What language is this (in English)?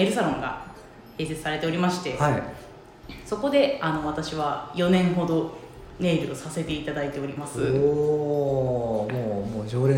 Japanese